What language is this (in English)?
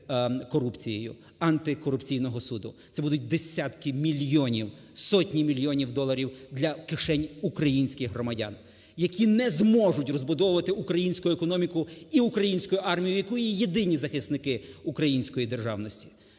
Ukrainian